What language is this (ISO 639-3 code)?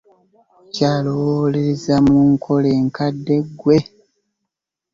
lug